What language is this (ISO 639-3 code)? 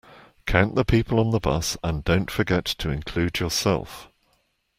eng